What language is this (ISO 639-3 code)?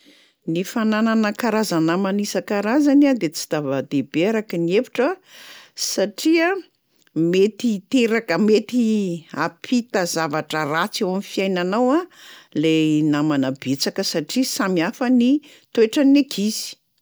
mlg